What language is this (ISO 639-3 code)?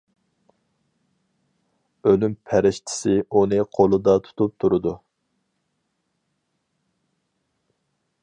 uig